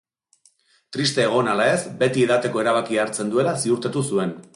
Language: Basque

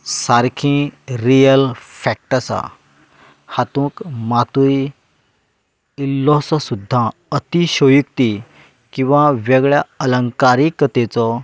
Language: Konkani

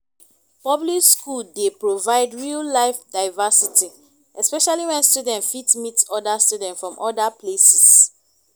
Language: Nigerian Pidgin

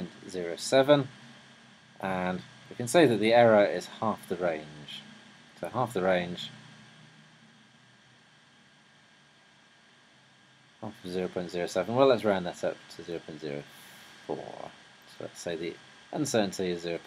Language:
English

